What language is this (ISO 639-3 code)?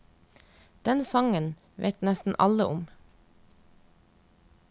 nor